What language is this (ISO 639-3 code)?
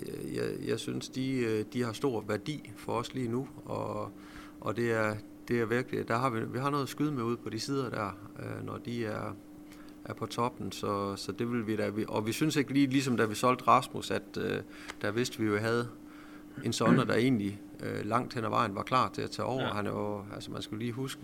dan